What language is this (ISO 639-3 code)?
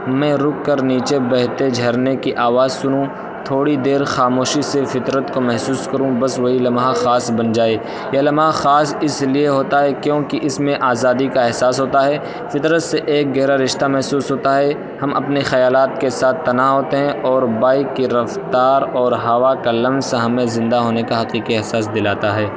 urd